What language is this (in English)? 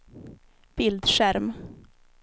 Swedish